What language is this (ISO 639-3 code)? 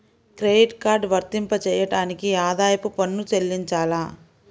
tel